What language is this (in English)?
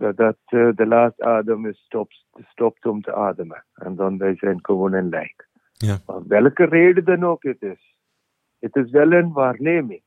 Dutch